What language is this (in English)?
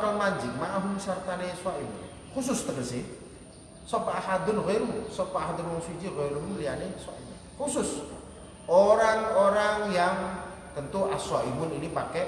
Indonesian